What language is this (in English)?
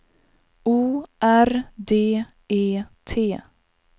Swedish